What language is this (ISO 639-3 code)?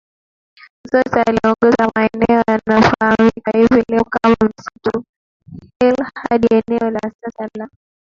swa